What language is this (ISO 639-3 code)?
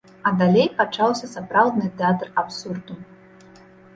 bel